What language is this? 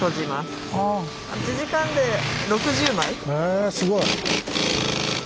Japanese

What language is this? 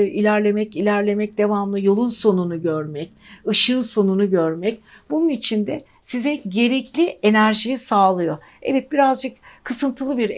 Turkish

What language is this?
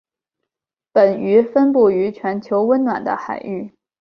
Chinese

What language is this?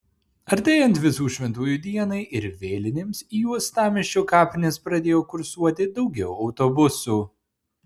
Lithuanian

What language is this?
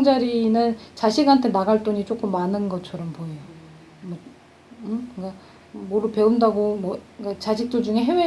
Korean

